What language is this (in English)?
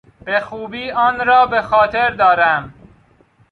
Persian